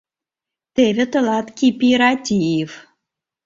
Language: Mari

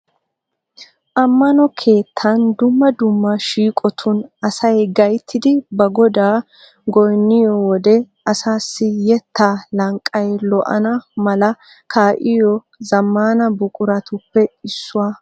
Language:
Wolaytta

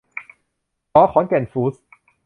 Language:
Thai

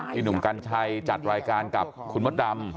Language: Thai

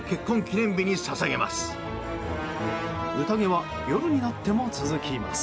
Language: Japanese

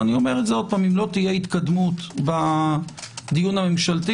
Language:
Hebrew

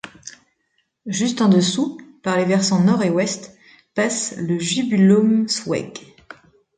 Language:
French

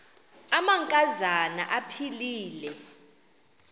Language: Xhosa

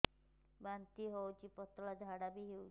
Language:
Odia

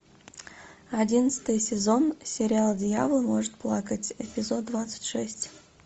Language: Russian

